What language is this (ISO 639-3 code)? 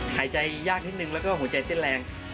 tha